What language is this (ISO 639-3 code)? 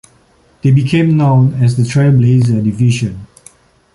eng